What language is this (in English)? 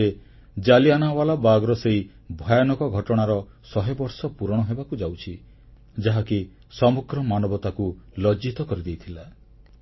Odia